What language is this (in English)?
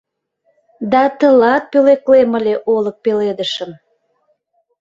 Mari